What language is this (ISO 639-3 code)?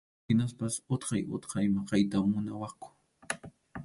qxu